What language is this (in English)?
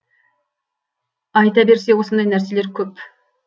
Kazakh